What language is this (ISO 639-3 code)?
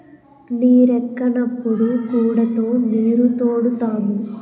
tel